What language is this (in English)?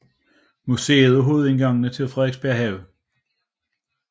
Danish